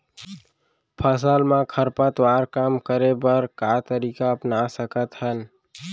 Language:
Chhattisgarhi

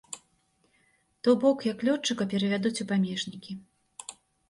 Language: Belarusian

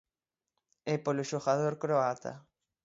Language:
Galician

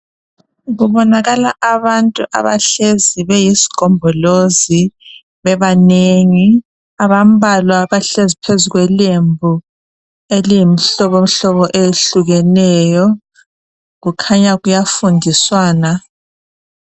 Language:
North Ndebele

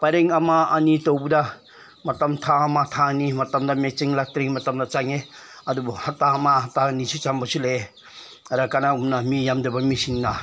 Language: Manipuri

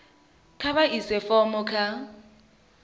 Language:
Venda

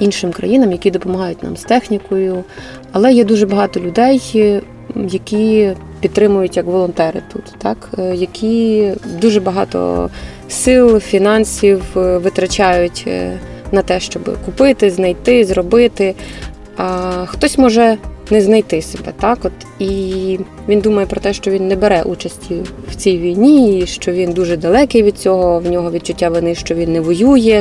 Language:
Ukrainian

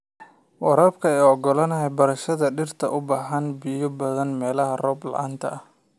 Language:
Somali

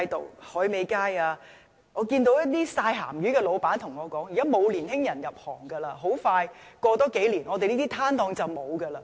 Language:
Cantonese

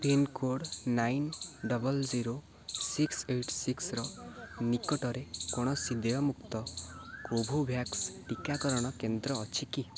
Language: Odia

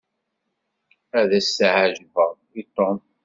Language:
Kabyle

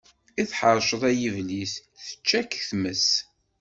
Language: Kabyle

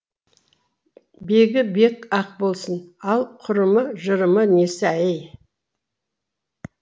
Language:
Kazakh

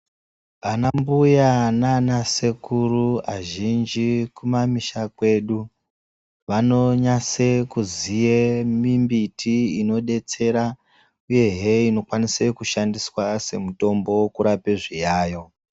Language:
Ndau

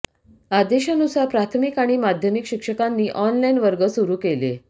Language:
Marathi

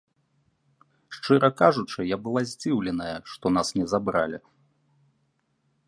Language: Belarusian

